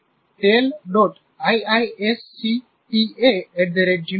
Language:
Gujarati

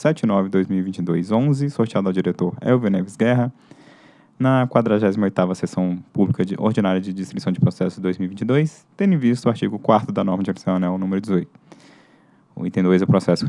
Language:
Portuguese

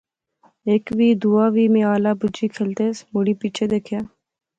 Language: Pahari-Potwari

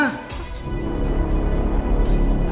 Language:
Indonesian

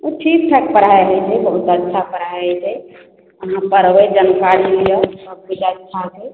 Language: Maithili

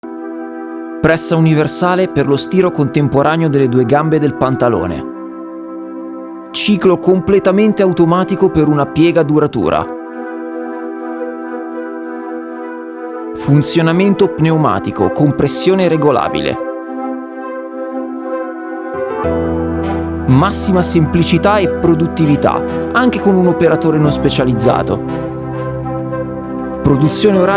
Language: Italian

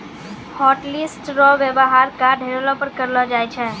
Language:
Maithili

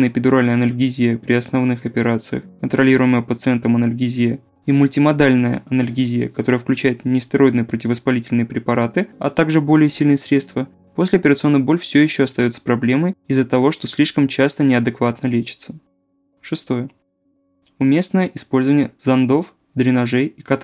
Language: Russian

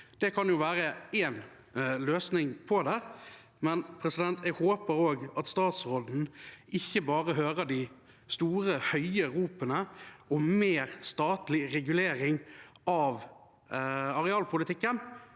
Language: Norwegian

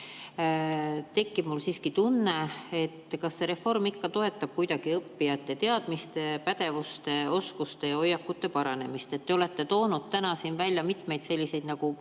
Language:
Estonian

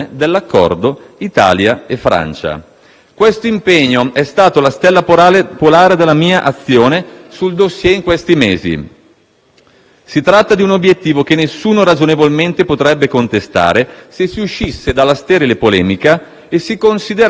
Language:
Italian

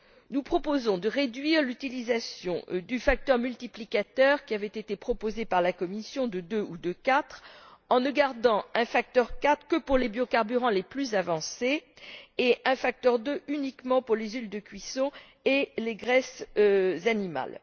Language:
French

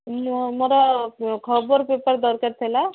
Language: Odia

